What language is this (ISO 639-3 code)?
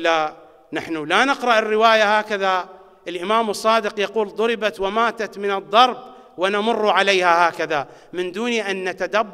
ara